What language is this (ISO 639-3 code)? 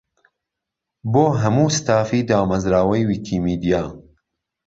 ckb